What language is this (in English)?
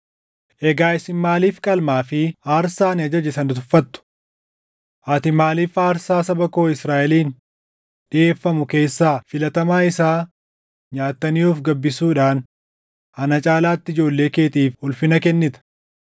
Oromo